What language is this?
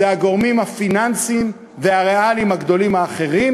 Hebrew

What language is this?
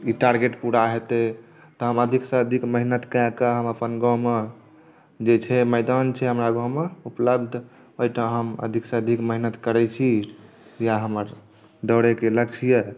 Maithili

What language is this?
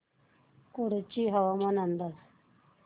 Marathi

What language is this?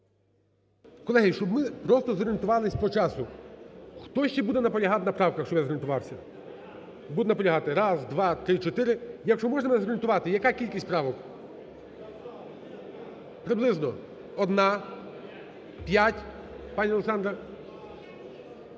Ukrainian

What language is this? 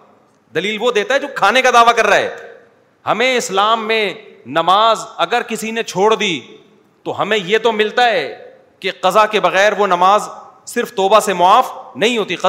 Urdu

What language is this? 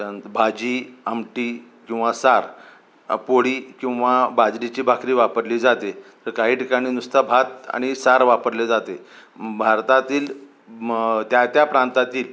Marathi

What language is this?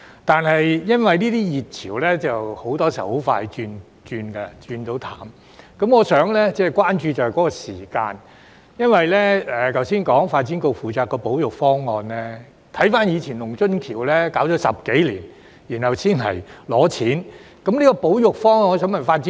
Cantonese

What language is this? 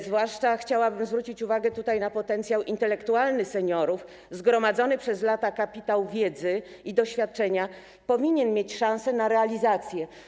Polish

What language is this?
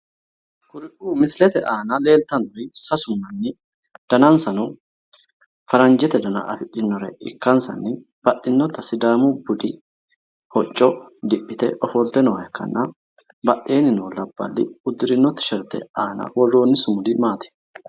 Sidamo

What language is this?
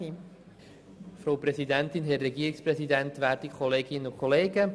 Swiss German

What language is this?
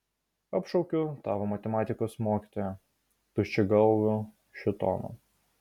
Lithuanian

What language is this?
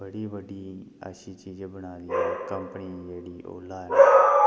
Dogri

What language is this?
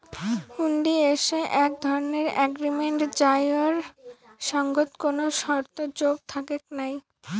Bangla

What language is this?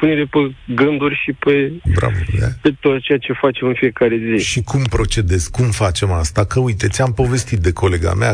Romanian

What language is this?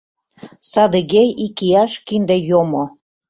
Mari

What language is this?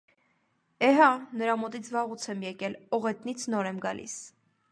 Armenian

